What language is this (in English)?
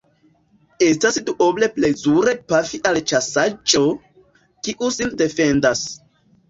Esperanto